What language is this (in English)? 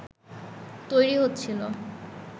Bangla